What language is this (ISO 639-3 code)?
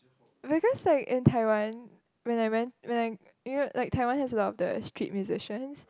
eng